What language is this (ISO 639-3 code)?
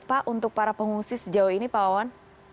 ind